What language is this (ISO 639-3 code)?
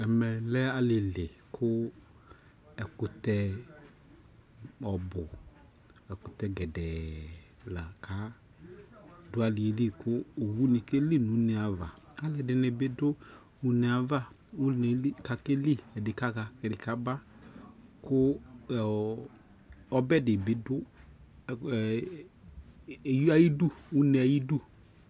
kpo